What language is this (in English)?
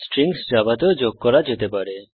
Bangla